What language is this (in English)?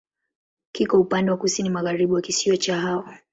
Swahili